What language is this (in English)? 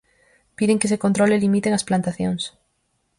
Galician